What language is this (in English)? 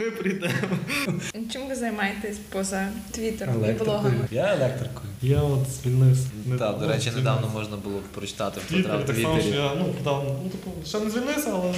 Ukrainian